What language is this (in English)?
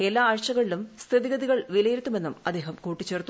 Malayalam